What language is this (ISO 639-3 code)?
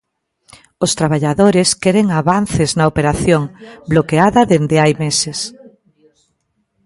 glg